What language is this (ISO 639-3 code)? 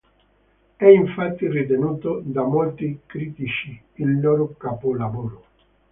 ita